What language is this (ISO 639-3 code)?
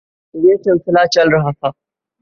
urd